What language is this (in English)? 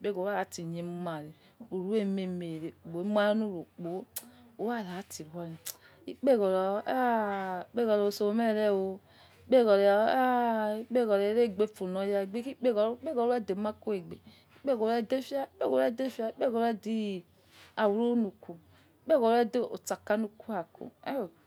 Yekhee